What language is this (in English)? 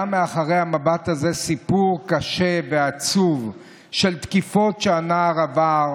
Hebrew